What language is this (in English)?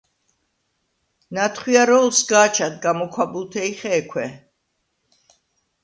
Svan